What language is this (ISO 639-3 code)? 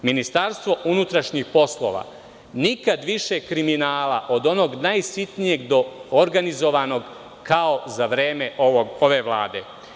srp